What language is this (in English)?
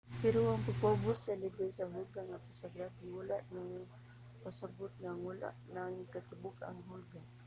Cebuano